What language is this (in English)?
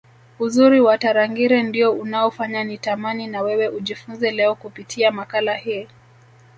Swahili